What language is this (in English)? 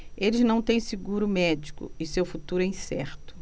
Portuguese